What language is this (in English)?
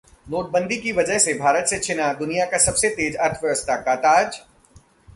Hindi